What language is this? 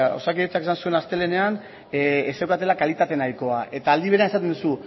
Basque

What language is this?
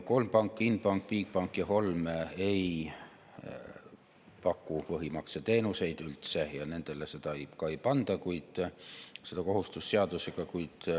Estonian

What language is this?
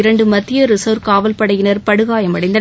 Tamil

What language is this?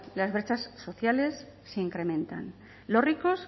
Spanish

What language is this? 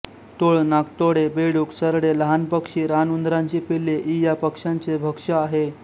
Marathi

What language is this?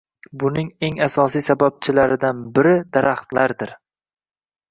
Uzbek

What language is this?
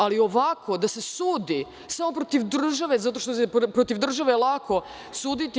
Serbian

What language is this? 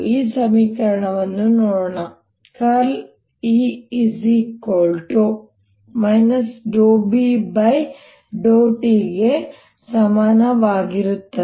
Kannada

